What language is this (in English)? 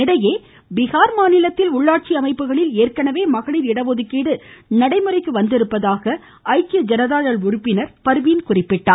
Tamil